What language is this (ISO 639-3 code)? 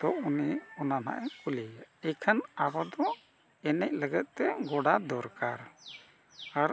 sat